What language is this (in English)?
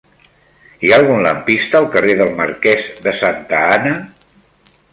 Catalan